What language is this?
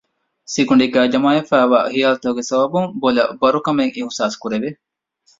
Divehi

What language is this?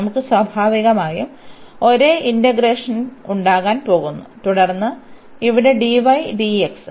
Malayalam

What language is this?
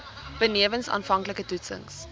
Afrikaans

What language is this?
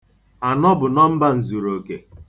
Igbo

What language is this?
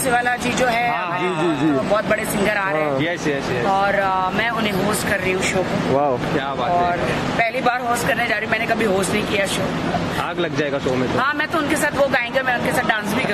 Hindi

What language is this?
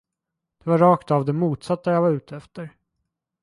Swedish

